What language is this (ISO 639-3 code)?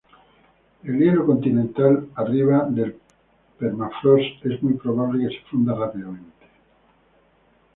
spa